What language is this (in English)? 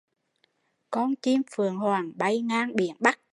Vietnamese